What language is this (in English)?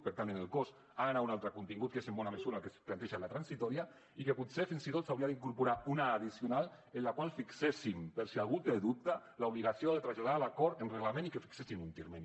Catalan